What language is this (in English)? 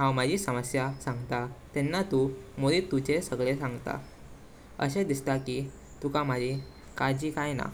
Konkani